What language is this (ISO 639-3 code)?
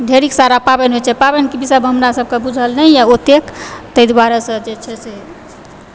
mai